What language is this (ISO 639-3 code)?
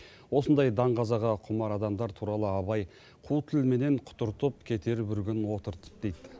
kaz